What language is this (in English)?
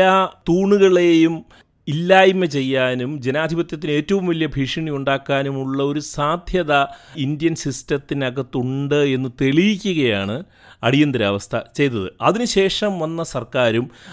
Malayalam